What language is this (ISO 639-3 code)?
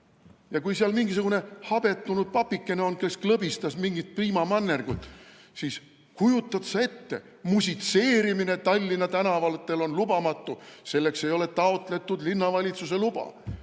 est